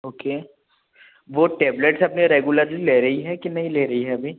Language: Hindi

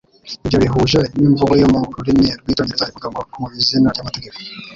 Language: Kinyarwanda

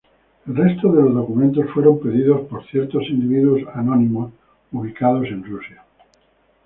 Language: Spanish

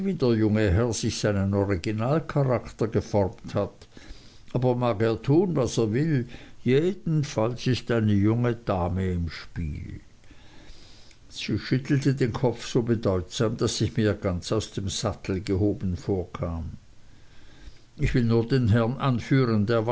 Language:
German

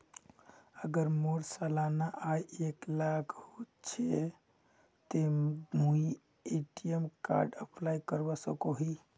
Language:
Magahi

